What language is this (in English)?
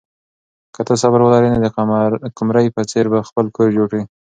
Pashto